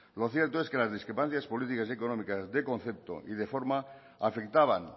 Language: Spanish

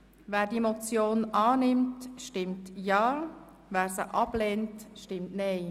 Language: Swiss German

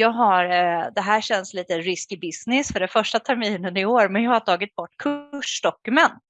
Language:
Swedish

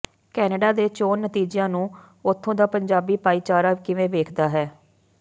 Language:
Punjabi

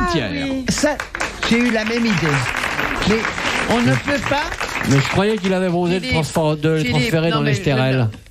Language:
French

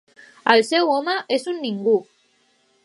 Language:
Catalan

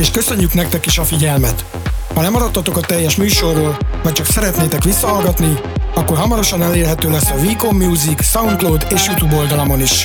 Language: Hungarian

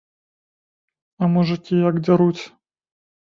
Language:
Belarusian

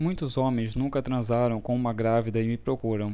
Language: Portuguese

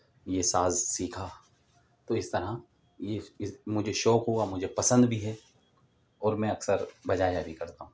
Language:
Urdu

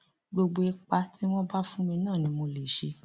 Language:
Yoruba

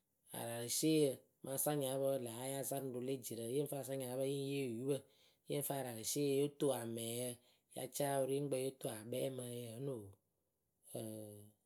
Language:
Akebu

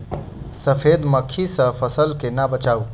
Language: Maithili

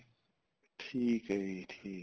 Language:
Punjabi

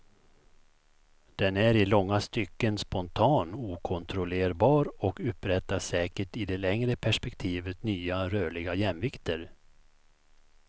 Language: Swedish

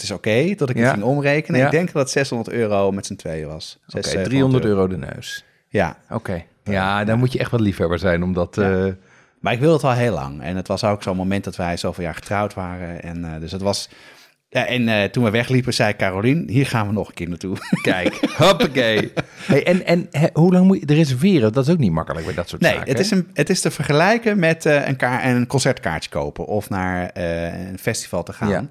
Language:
Dutch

